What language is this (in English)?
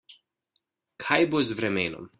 Slovenian